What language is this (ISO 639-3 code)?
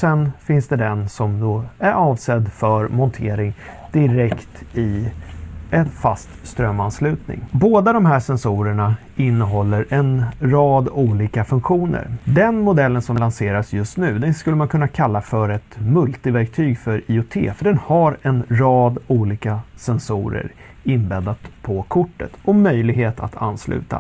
swe